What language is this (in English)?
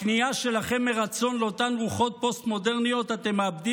Hebrew